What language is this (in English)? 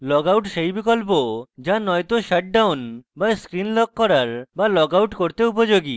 Bangla